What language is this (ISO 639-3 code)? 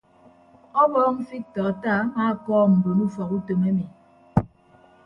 ibb